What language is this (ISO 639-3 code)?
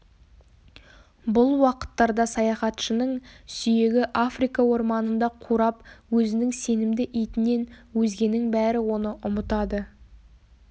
kaz